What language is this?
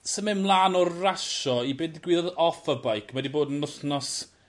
Welsh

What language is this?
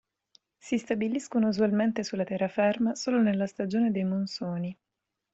Italian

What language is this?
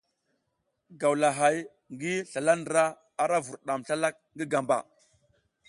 South Giziga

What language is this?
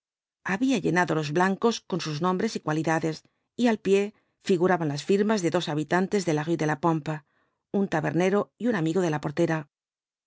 Spanish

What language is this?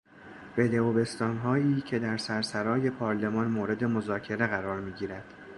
Persian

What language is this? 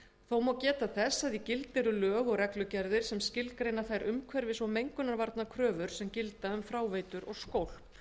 Icelandic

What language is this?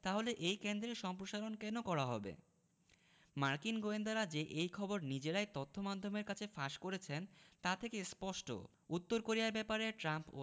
Bangla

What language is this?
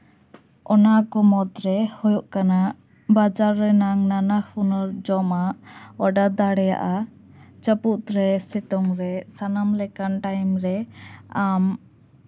Santali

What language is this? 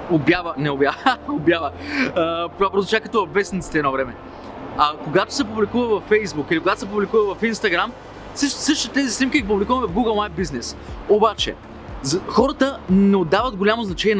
Bulgarian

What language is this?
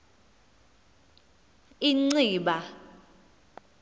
Xhosa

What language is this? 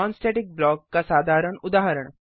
Hindi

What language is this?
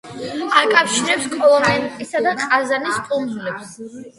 Georgian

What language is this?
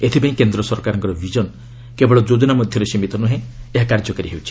Odia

